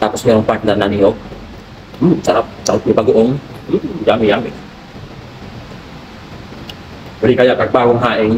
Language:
Filipino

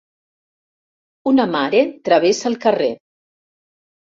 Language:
Catalan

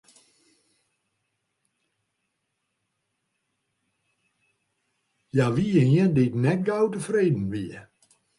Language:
Western Frisian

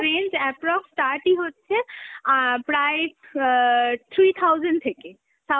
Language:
Bangla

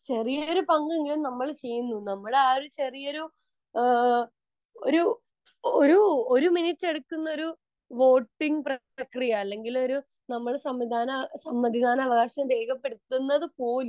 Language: Malayalam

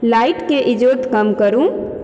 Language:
Maithili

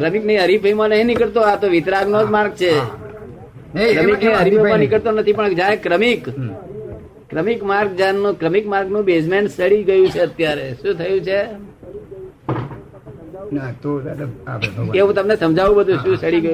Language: Gujarati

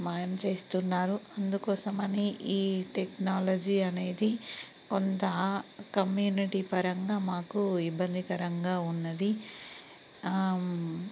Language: Telugu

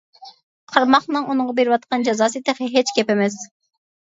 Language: Uyghur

